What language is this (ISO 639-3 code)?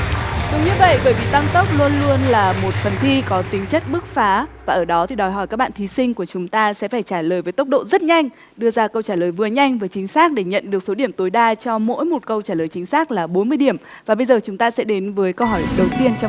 vie